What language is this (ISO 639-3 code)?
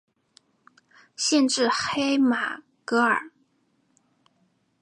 zho